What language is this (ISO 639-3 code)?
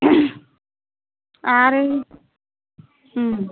brx